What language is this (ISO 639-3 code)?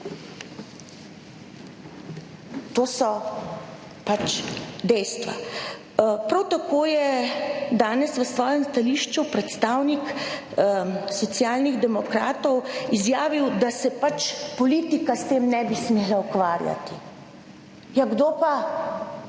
slv